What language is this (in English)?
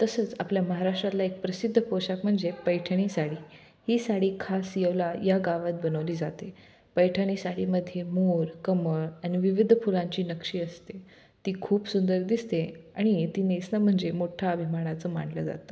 Marathi